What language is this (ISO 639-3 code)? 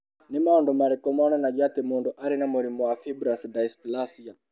kik